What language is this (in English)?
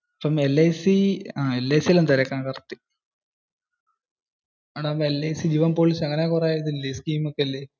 Malayalam